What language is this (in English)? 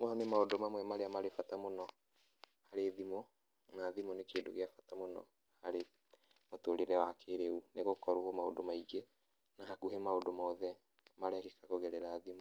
Kikuyu